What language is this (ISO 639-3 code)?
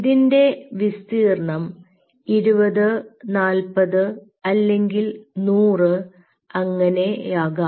mal